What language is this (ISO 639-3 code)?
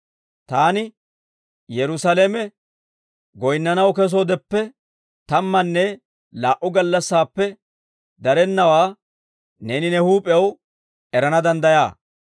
dwr